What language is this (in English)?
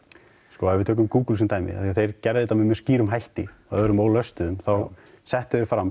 Icelandic